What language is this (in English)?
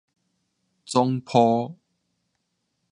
Min Nan Chinese